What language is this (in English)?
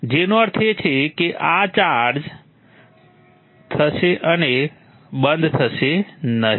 Gujarati